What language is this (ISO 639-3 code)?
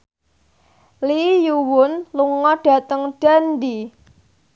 jav